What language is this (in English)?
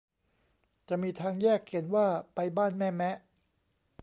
Thai